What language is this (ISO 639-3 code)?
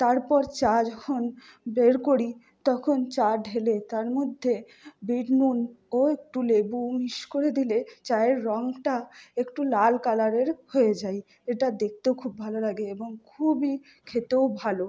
ben